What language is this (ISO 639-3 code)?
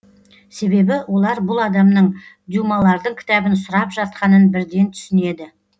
kaz